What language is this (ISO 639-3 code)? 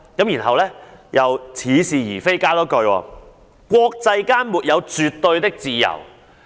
yue